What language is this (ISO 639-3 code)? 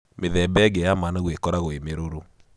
kik